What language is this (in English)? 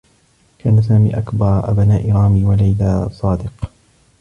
Arabic